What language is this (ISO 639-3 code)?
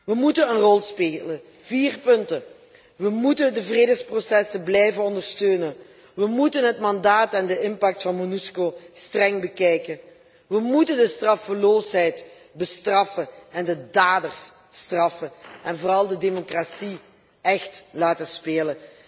nld